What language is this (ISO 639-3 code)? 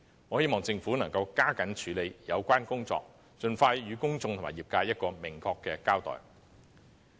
yue